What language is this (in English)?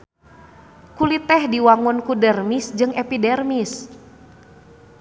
Sundanese